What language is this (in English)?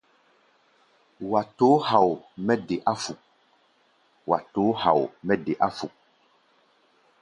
Gbaya